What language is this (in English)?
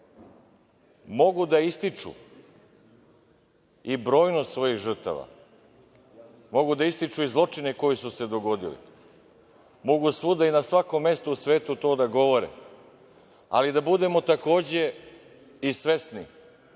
Serbian